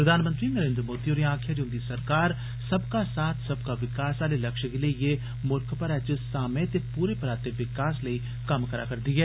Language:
Dogri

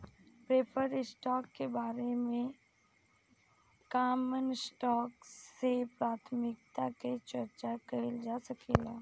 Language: Bhojpuri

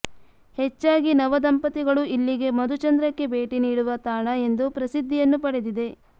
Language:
Kannada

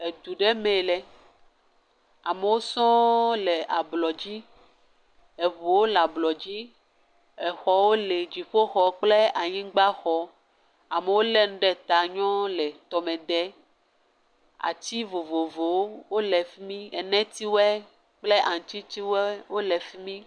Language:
Ewe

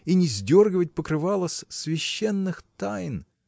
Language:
Russian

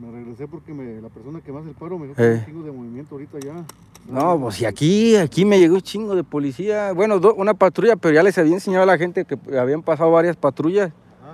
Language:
Spanish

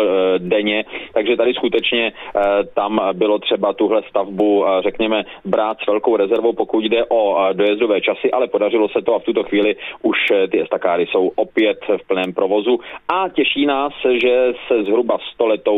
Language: Czech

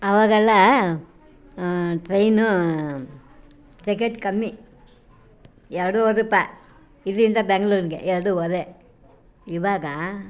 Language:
Kannada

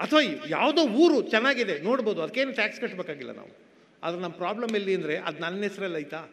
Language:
Kannada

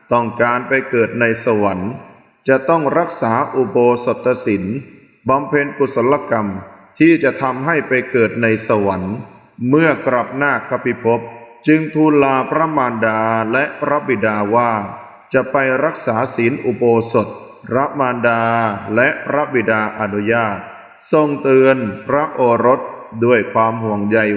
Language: Thai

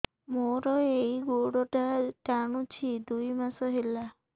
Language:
Odia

